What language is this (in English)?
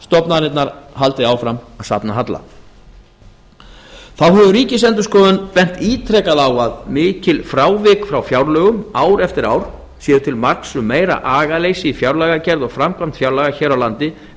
Icelandic